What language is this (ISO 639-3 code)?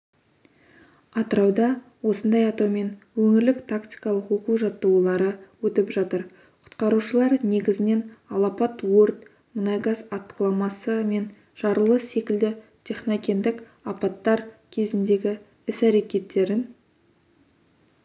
kaz